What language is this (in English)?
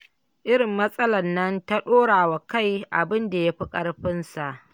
Hausa